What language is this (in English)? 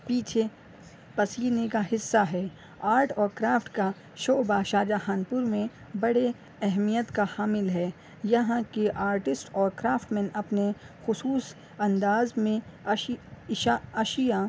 Urdu